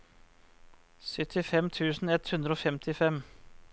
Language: Norwegian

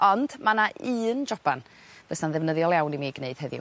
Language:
Welsh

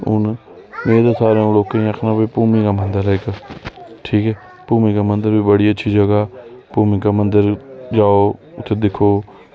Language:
Dogri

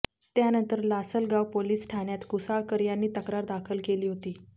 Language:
Marathi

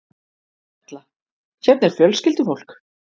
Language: Icelandic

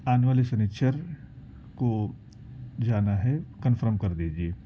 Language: Urdu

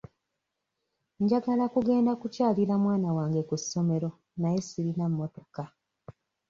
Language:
Ganda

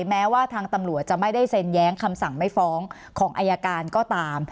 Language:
Thai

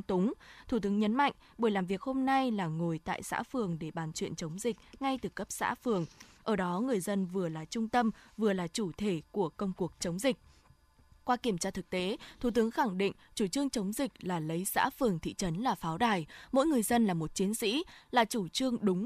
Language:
Vietnamese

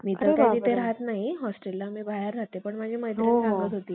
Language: Marathi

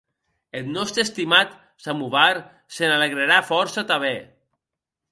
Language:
Occitan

